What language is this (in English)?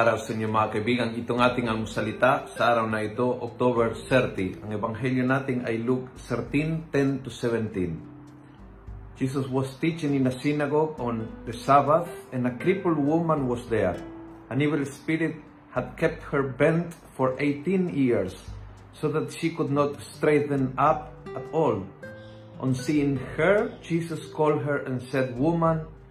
Filipino